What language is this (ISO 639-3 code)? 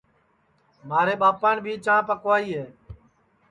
ssi